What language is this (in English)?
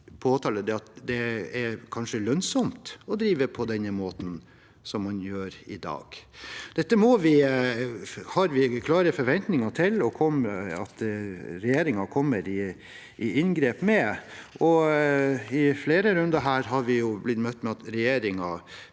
Norwegian